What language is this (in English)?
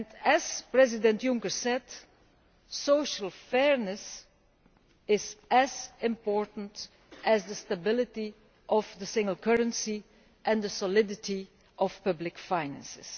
English